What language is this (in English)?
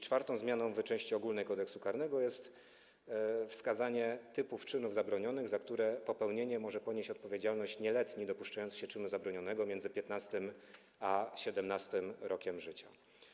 Polish